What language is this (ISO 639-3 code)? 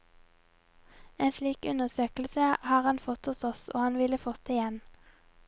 nor